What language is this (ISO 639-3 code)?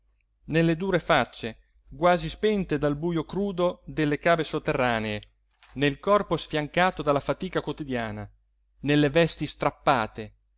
ita